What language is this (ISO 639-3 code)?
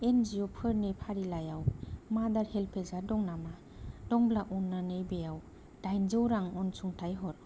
brx